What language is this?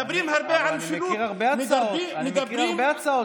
Hebrew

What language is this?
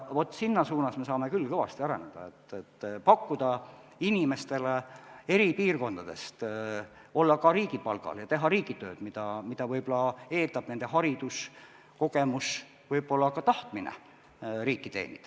Estonian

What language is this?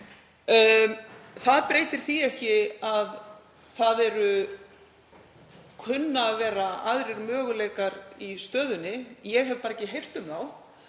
Icelandic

